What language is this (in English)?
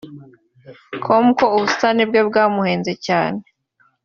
Kinyarwanda